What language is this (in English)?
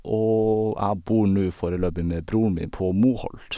Norwegian